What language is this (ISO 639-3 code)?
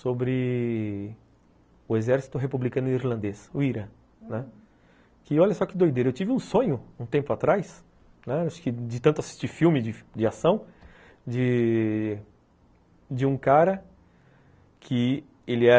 por